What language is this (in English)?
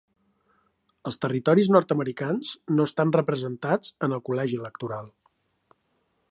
Catalan